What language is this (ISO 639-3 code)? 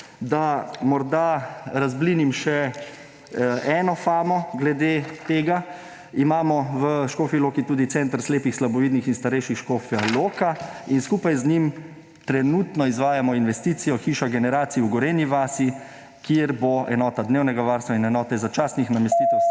slv